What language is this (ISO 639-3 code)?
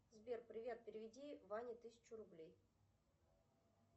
rus